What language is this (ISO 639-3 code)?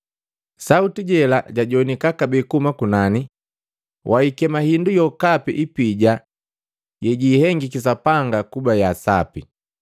mgv